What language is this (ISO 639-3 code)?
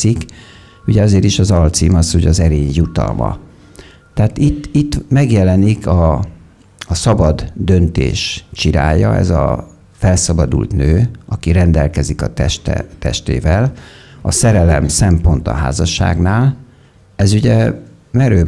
hun